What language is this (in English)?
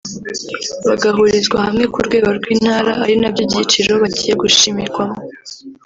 Kinyarwanda